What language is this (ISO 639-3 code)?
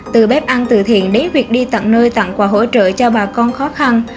vie